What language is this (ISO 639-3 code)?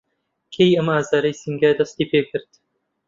ckb